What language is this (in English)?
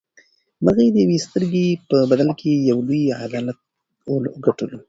Pashto